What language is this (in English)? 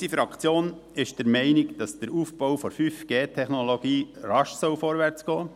Swiss German